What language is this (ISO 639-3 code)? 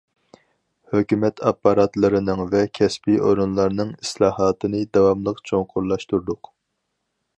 uig